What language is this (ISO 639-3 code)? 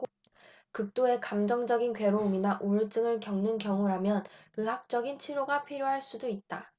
kor